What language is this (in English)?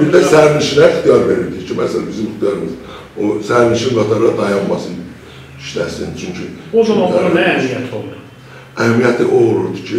Turkish